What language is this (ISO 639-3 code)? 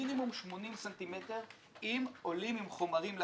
heb